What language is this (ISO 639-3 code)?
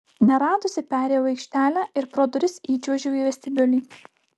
lit